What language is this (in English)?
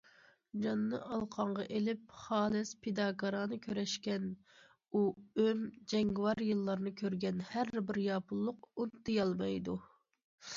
Uyghur